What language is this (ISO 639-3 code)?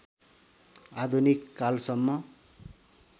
nep